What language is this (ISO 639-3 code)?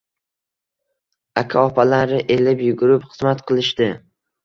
uzb